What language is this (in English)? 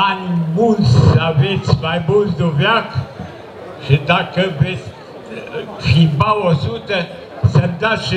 Romanian